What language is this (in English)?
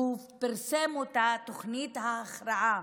Hebrew